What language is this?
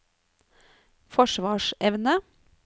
Norwegian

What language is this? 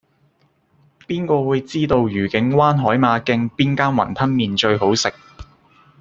Cantonese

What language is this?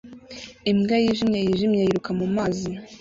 Kinyarwanda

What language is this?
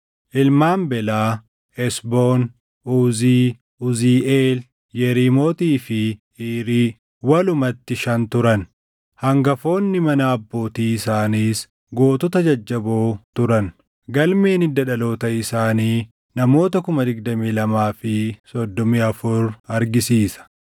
Oromo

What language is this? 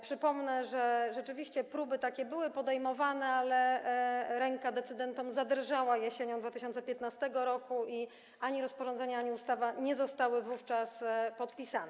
Polish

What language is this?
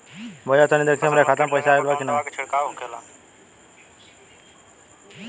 Bhojpuri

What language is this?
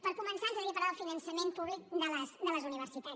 Catalan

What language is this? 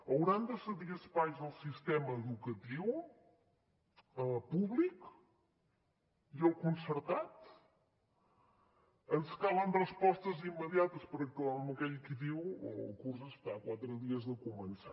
Catalan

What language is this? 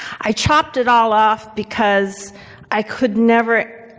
English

